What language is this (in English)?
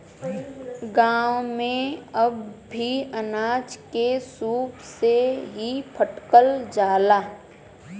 Bhojpuri